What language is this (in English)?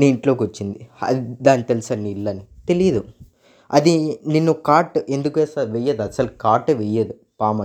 Telugu